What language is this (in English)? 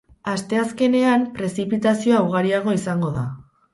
Basque